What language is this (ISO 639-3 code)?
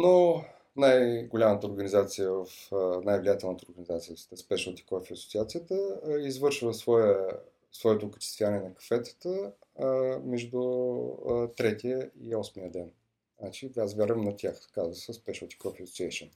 bul